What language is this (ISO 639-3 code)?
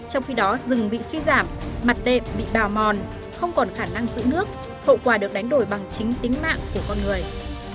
vie